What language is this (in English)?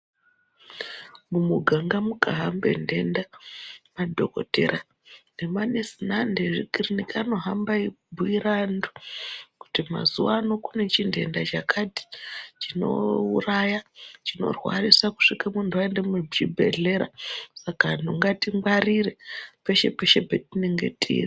Ndau